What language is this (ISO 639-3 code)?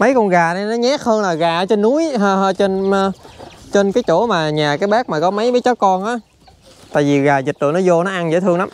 vie